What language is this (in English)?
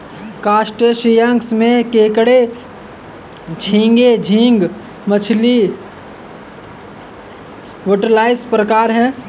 Hindi